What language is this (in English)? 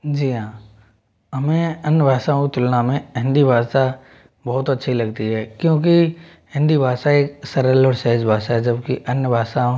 Hindi